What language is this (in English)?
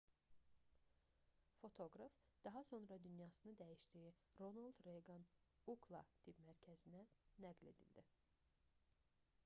Azerbaijani